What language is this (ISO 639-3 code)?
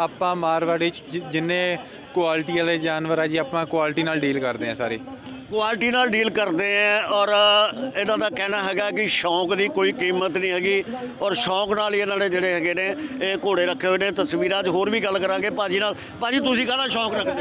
hin